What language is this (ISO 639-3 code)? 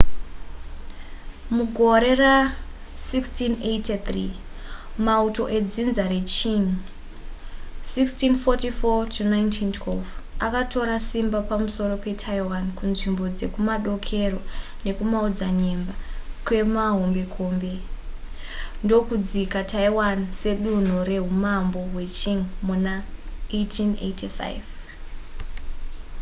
sna